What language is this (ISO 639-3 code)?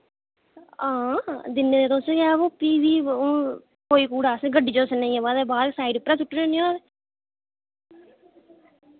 doi